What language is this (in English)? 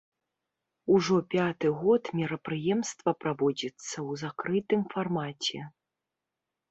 Belarusian